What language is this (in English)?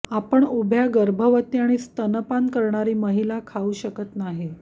Marathi